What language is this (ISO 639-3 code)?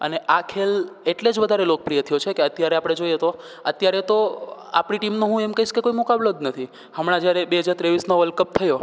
guj